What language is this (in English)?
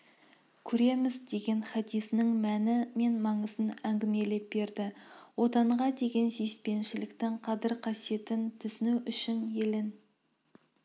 Kazakh